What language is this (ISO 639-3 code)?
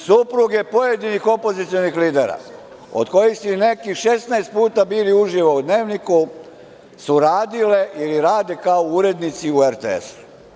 srp